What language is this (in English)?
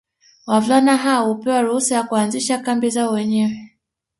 Swahili